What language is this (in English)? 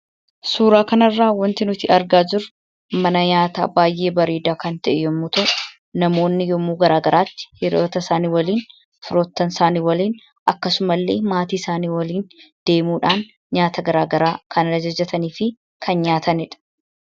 Oromo